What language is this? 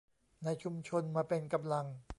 Thai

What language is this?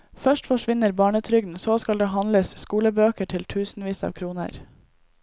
Norwegian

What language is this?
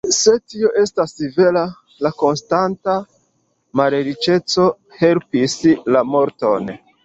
Esperanto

